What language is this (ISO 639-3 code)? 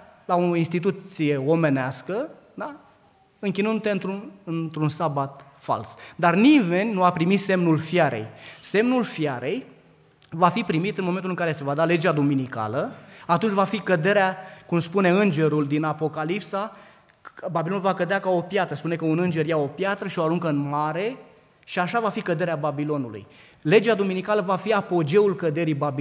ron